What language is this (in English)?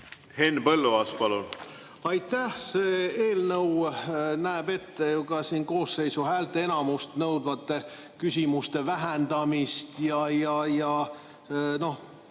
Estonian